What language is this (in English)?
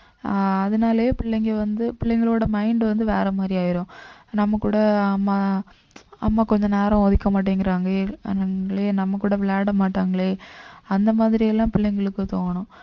Tamil